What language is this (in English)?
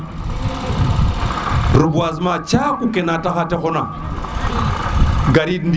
Serer